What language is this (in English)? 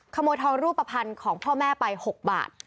Thai